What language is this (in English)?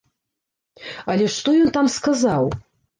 Belarusian